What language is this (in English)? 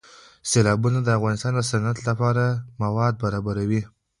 Pashto